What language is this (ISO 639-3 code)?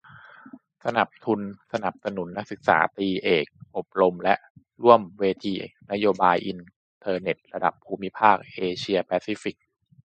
tha